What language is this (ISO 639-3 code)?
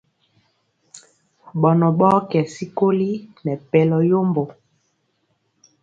mcx